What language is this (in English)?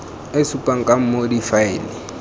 Tswana